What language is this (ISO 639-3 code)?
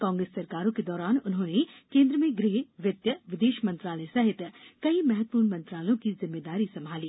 hin